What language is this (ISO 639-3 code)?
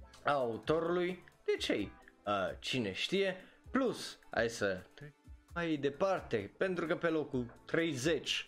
ron